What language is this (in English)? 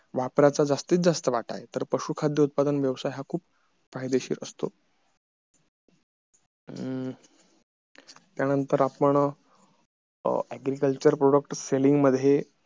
Marathi